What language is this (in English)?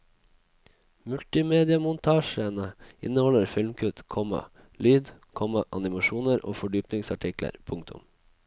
Norwegian